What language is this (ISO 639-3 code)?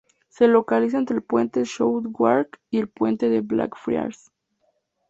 spa